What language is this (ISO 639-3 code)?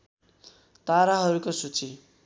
nep